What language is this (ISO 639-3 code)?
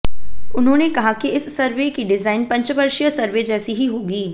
hin